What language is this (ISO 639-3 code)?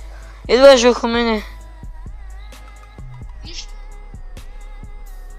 bul